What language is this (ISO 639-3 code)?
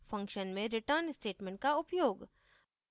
hin